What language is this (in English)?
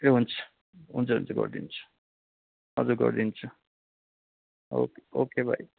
Nepali